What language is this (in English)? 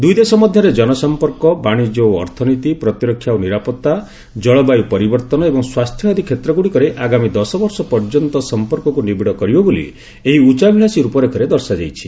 Odia